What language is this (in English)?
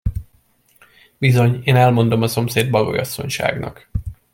Hungarian